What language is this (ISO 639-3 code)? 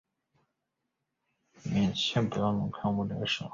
zho